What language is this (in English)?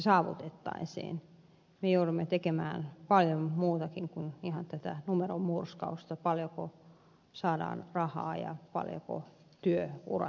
Finnish